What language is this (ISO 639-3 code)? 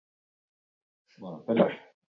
eus